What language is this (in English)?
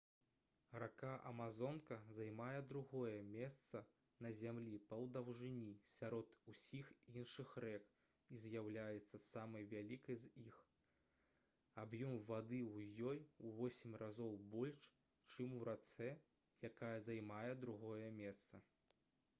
Belarusian